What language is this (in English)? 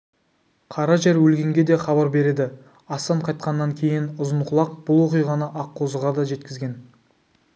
Kazakh